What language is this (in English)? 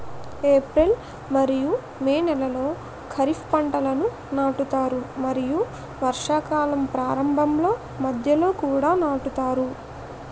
Telugu